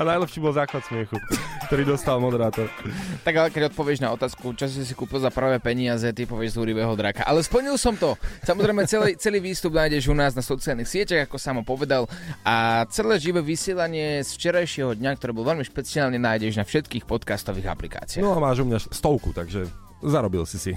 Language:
Slovak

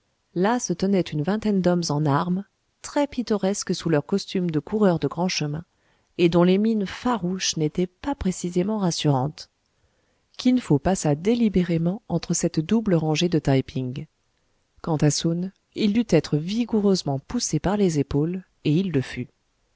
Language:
French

